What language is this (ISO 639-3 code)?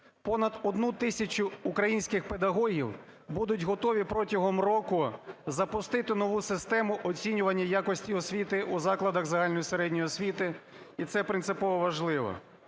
ukr